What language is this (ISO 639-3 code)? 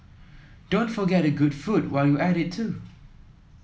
eng